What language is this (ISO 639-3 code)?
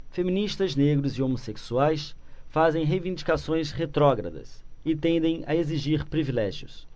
por